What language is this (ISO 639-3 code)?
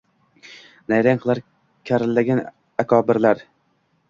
uzb